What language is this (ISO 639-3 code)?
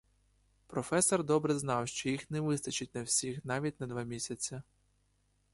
ukr